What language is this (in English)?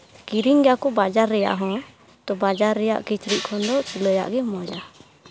Santali